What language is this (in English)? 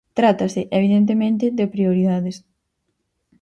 Galician